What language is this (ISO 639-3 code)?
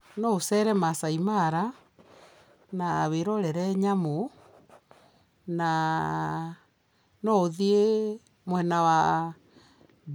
kik